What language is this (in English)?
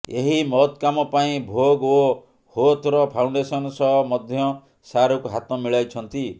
Odia